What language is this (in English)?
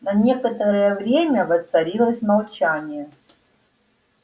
Russian